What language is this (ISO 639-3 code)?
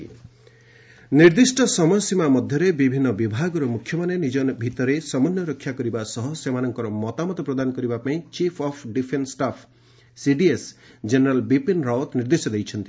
ori